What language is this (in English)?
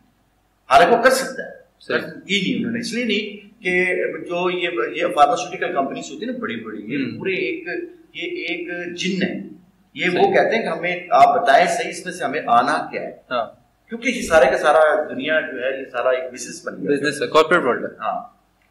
Urdu